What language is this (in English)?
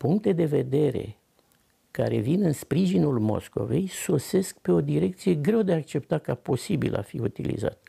Romanian